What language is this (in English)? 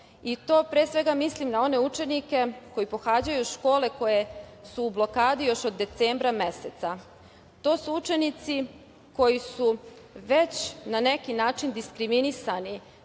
Serbian